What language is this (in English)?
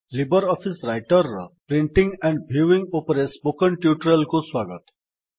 Odia